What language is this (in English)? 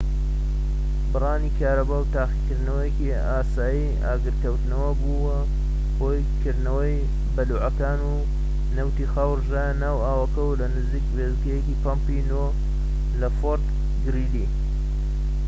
Central Kurdish